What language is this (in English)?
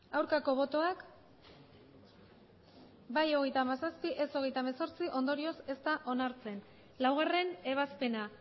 Basque